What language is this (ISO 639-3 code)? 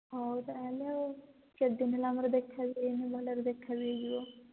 ori